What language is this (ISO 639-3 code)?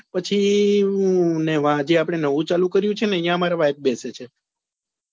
guj